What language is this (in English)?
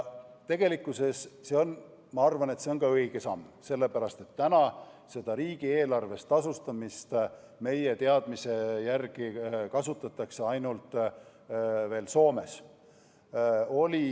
Estonian